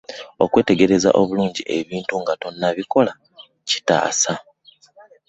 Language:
Ganda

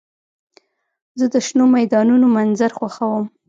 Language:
Pashto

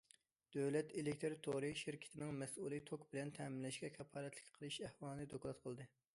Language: Uyghur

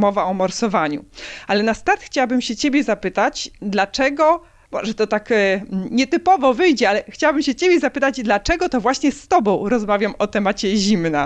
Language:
Polish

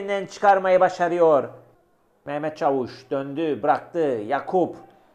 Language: Turkish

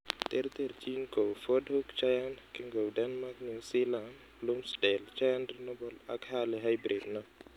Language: Kalenjin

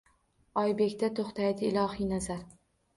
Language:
Uzbek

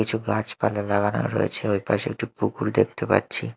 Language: Bangla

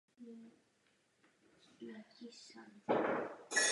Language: Czech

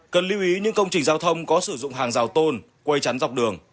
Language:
Vietnamese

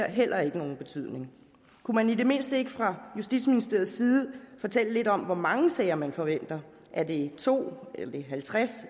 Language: Danish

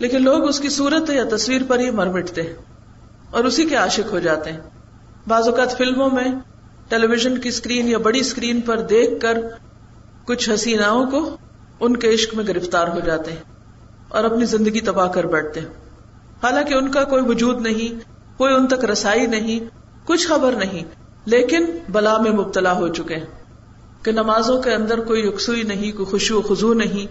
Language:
Urdu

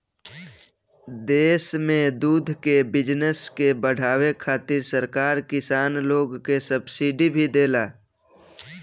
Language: Bhojpuri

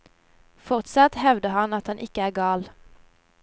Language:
Norwegian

